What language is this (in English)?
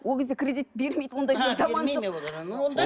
Kazakh